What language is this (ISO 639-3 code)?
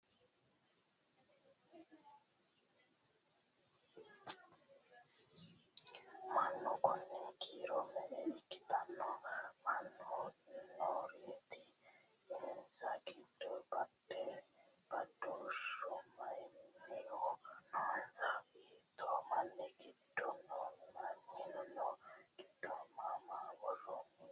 sid